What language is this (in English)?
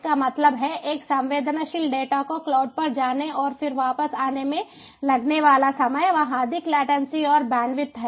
Hindi